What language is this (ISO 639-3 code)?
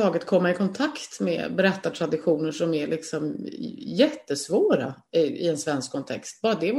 swe